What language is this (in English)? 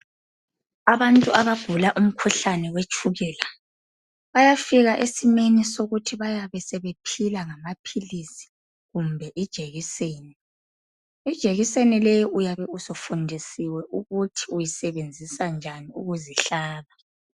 North Ndebele